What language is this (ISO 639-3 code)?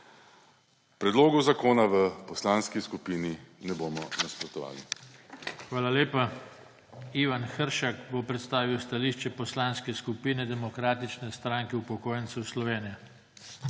slv